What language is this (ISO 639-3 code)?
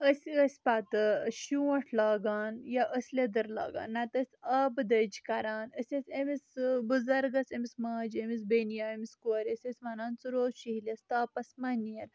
kas